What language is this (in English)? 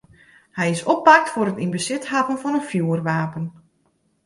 Western Frisian